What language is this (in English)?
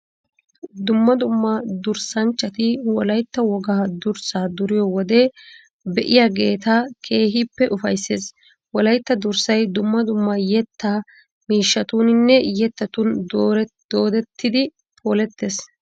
Wolaytta